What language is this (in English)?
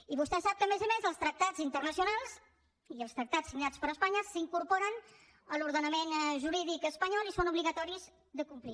Catalan